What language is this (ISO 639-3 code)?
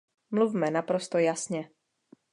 ces